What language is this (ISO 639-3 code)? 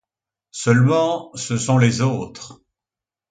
fra